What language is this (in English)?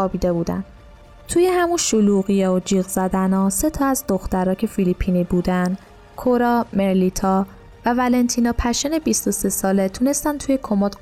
Persian